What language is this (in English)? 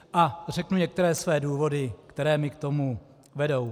Czech